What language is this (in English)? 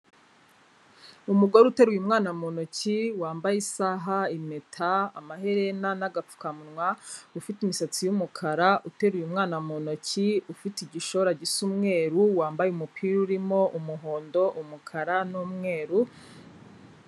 Kinyarwanda